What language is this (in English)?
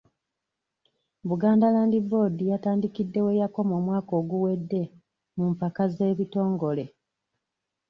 Ganda